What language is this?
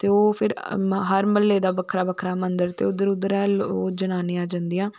Dogri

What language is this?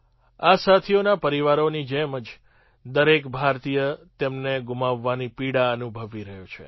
Gujarati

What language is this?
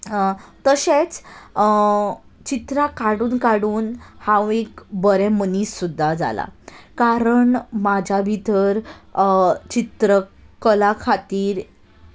Konkani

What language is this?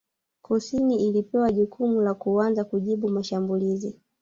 Swahili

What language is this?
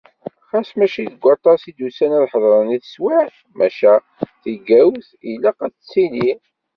Kabyle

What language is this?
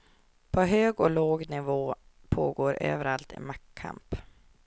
Swedish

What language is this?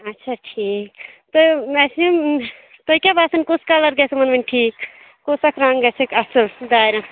Kashmiri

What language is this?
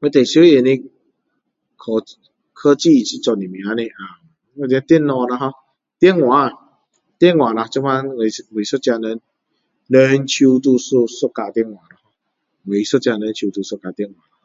Min Dong Chinese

